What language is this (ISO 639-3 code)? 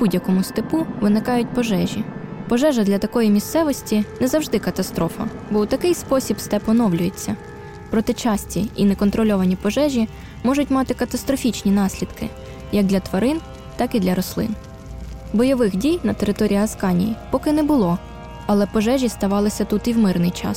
ukr